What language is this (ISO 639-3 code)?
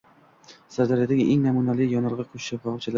uzb